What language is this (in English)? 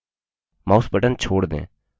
Hindi